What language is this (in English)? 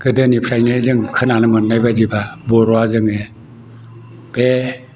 Bodo